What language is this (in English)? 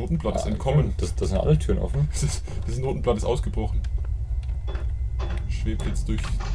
German